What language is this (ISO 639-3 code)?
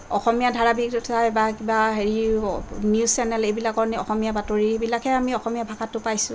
asm